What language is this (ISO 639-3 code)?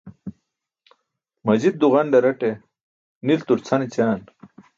bsk